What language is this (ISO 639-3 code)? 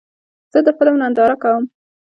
pus